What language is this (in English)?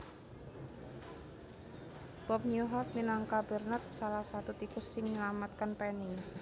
Javanese